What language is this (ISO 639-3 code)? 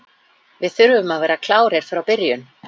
isl